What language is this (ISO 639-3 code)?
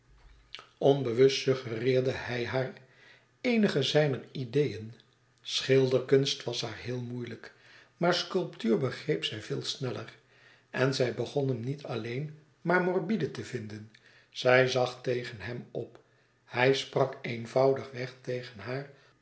nld